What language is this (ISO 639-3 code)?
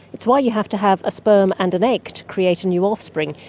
eng